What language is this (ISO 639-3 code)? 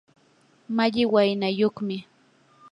qur